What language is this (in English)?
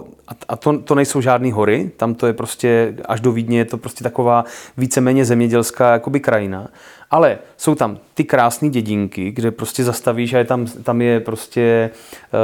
Czech